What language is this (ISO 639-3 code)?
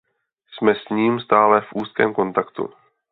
ces